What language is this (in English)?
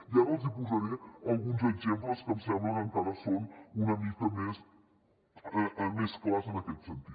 Catalan